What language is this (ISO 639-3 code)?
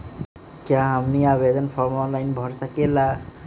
mag